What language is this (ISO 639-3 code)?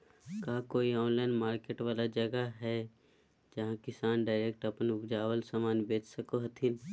mag